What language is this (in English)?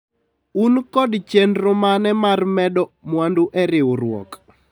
Luo (Kenya and Tanzania)